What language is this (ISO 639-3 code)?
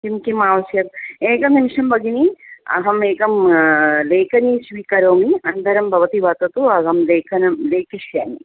san